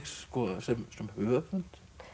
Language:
Icelandic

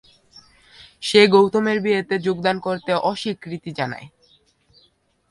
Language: Bangla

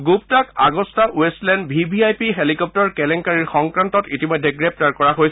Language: Assamese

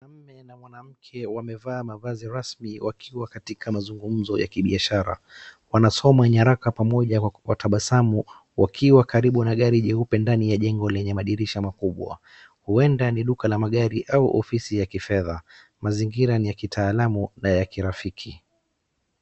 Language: Swahili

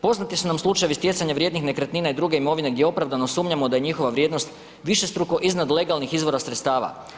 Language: Croatian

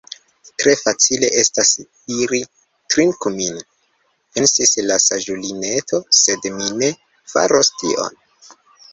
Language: Esperanto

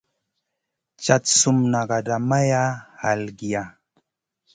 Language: Masana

